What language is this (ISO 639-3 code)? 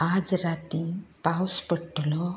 kok